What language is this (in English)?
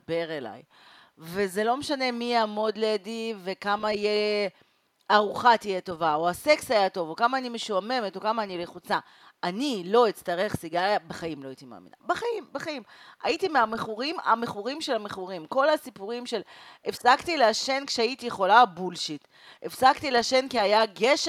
Hebrew